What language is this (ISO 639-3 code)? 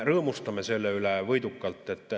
est